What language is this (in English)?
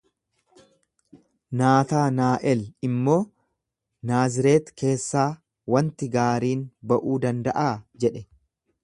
Oromo